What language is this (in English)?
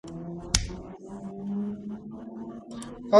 Georgian